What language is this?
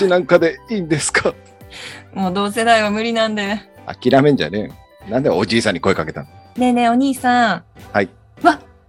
Japanese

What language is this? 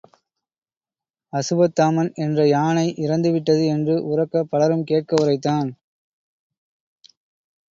Tamil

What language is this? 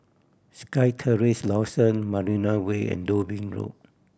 English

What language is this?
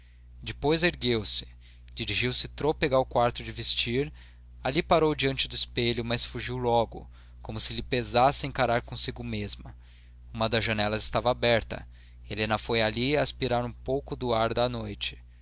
Portuguese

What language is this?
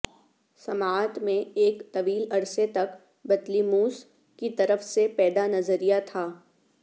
Urdu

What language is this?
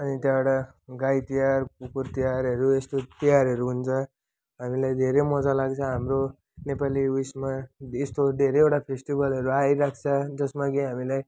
Nepali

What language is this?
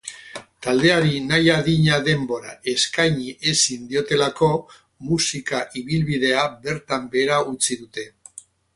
Basque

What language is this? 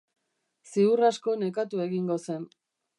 Basque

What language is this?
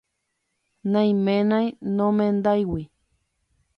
Guarani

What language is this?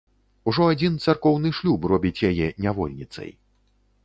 Belarusian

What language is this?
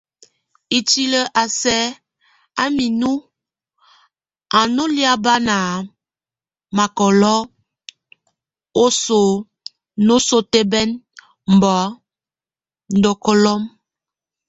Tunen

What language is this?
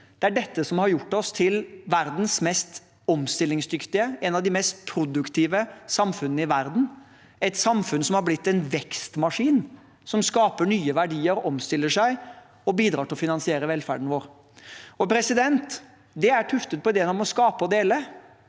Norwegian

